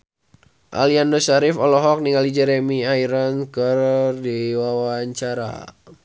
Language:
Sundanese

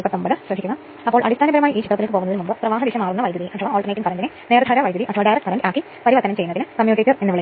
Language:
Malayalam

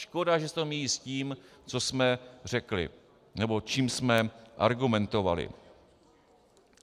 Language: Czech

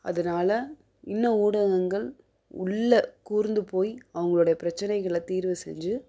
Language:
Tamil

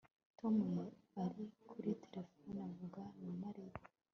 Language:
Kinyarwanda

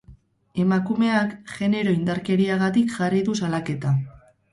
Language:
Basque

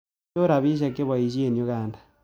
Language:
Kalenjin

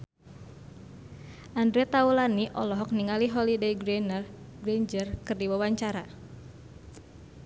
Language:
Sundanese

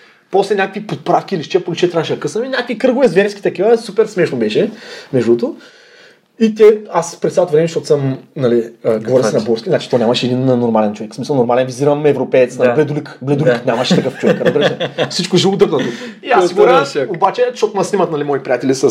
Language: Bulgarian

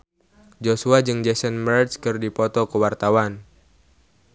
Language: Sundanese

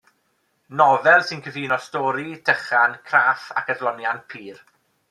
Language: Welsh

